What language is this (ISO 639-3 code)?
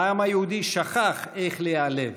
heb